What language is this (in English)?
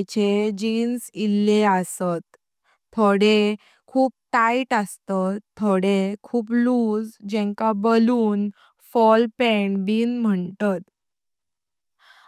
Konkani